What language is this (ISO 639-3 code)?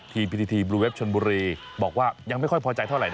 tha